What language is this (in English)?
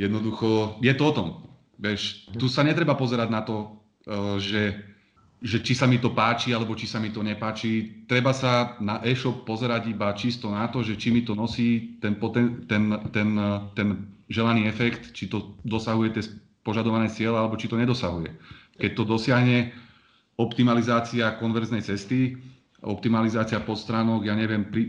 Slovak